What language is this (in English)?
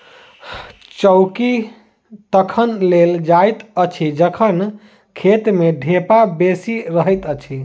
Maithili